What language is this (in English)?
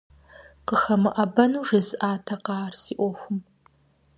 Kabardian